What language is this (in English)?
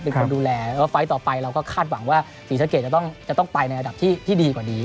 Thai